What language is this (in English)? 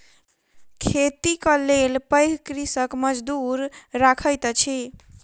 Maithili